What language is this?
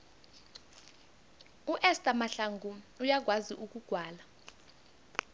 South Ndebele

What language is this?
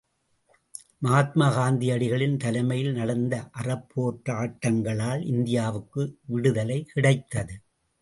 Tamil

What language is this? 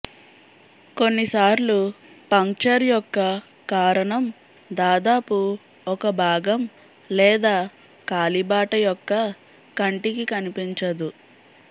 Telugu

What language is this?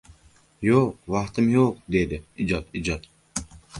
Uzbek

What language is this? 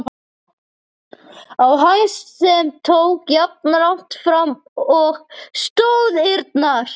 Icelandic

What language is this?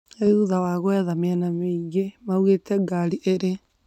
Kikuyu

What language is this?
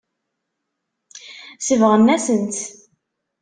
Kabyle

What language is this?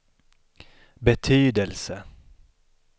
Swedish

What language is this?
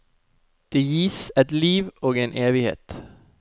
Norwegian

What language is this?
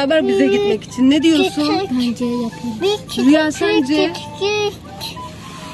Turkish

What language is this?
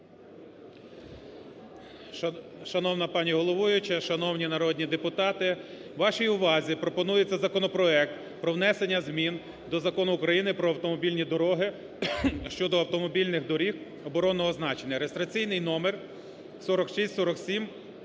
Ukrainian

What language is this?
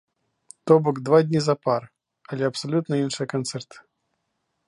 Belarusian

